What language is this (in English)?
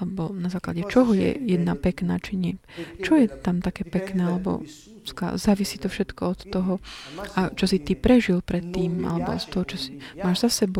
Slovak